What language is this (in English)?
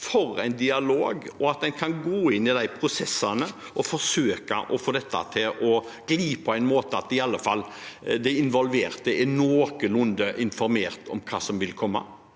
Norwegian